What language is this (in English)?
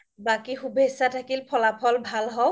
Assamese